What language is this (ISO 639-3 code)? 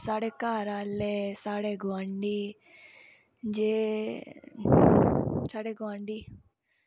doi